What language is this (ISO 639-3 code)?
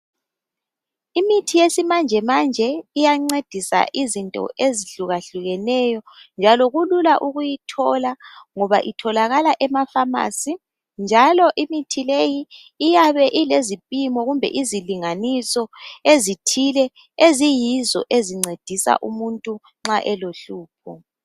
nde